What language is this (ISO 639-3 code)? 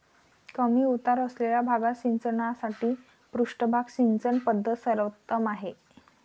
mar